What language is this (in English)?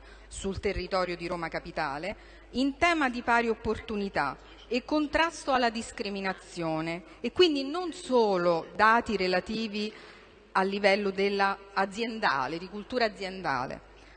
Italian